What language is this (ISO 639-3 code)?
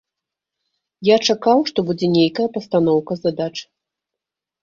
bel